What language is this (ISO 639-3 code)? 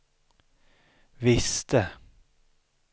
swe